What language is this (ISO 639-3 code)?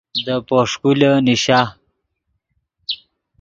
ydg